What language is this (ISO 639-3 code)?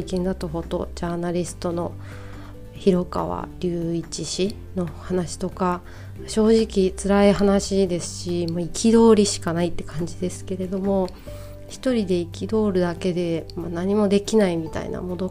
jpn